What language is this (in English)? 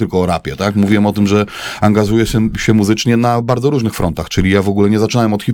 Polish